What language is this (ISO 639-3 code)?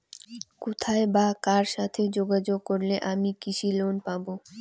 ben